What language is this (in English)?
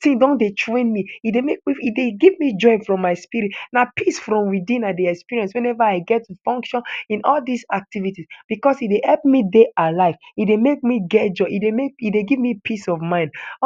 Nigerian Pidgin